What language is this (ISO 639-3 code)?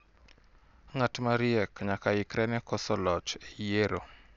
luo